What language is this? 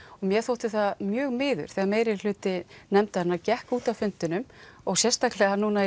Icelandic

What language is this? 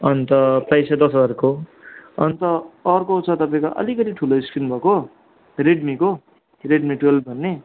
Nepali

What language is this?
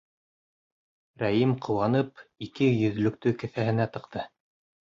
Bashkir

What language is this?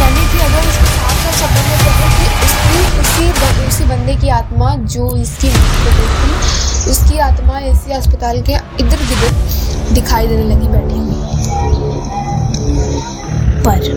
Hindi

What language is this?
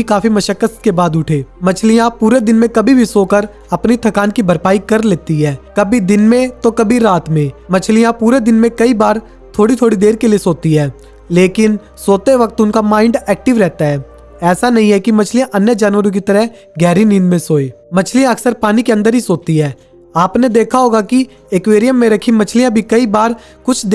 Hindi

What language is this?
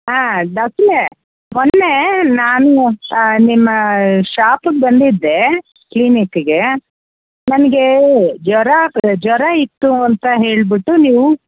Kannada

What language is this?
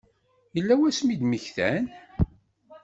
Kabyle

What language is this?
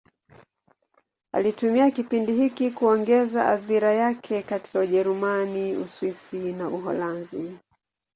Swahili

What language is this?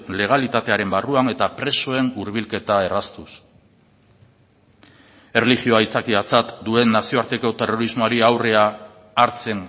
Basque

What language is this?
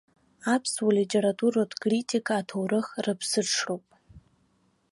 Abkhazian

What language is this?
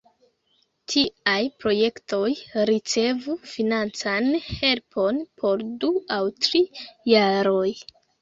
Esperanto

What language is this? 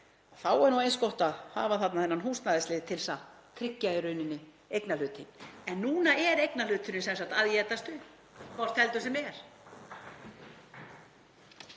Icelandic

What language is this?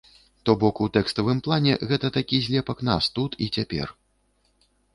Belarusian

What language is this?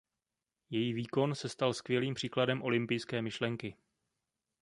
Czech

